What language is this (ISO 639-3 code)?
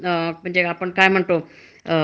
mar